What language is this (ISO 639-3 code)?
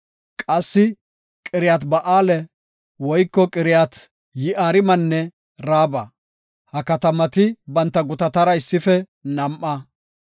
gof